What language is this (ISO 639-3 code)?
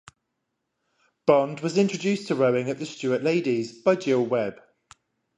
eng